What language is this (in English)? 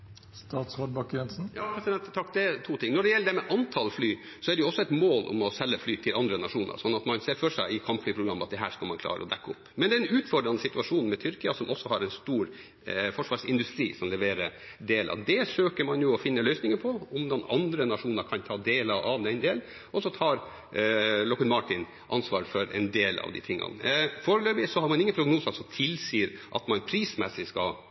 Norwegian Bokmål